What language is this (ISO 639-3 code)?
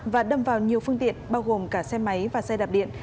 vie